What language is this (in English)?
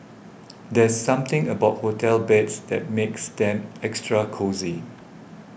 English